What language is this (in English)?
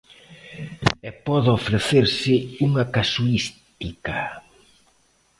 Galician